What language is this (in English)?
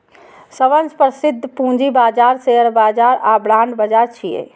Maithili